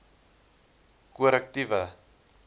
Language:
Afrikaans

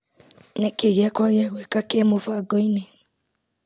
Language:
Kikuyu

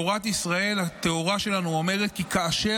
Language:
Hebrew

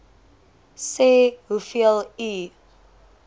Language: Afrikaans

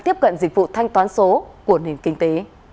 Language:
Vietnamese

